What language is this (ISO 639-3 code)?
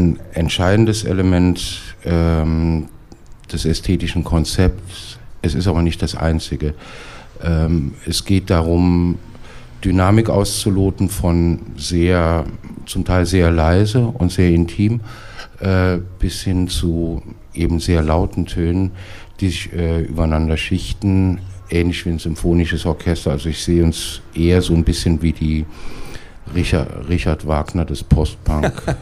deu